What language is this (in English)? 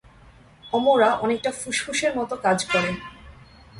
Bangla